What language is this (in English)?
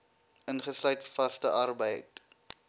Afrikaans